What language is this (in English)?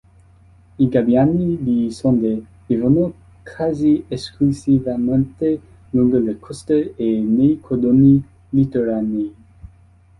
Italian